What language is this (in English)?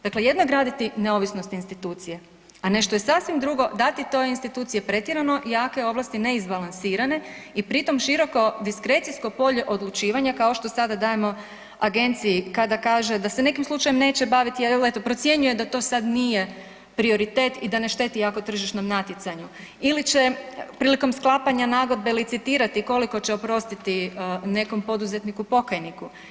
Croatian